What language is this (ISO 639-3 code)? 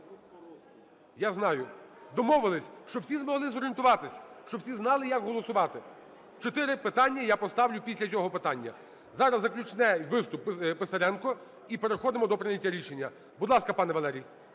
ukr